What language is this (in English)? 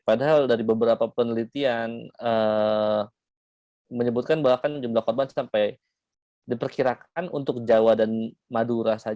Indonesian